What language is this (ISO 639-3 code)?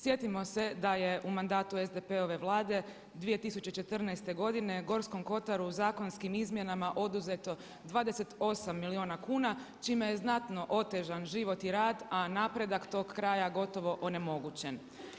hrv